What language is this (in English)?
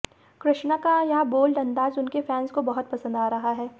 Hindi